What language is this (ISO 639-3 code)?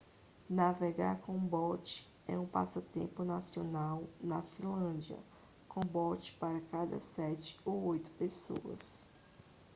por